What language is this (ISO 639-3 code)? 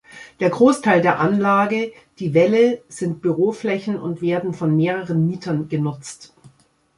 deu